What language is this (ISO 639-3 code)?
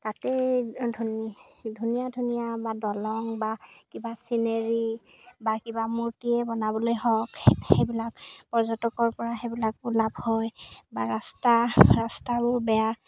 asm